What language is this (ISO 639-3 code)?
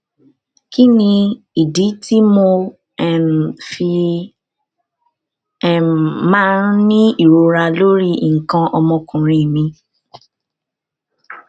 yor